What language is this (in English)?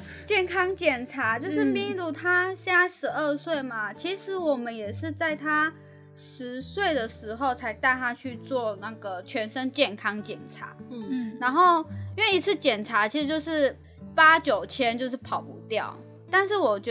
Chinese